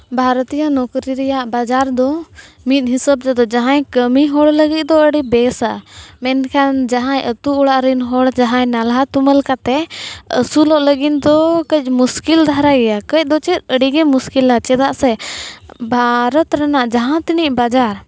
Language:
Santali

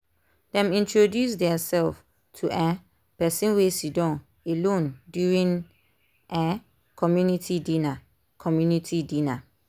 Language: Nigerian Pidgin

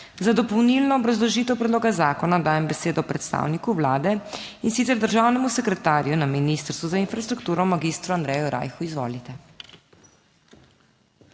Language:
Slovenian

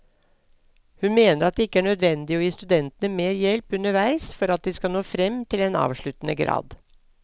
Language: Norwegian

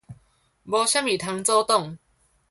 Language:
Min Nan Chinese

